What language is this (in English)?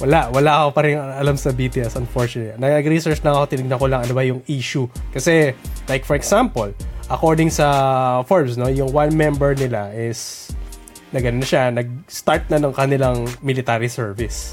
Filipino